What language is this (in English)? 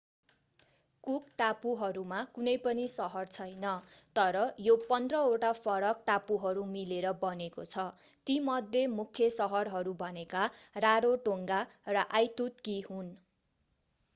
Nepali